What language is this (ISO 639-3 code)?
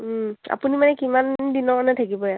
asm